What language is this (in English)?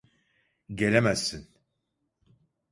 Turkish